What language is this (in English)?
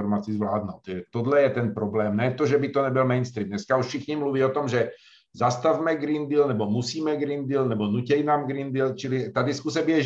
Czech